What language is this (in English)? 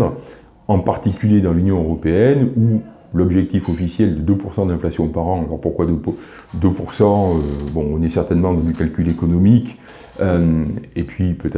French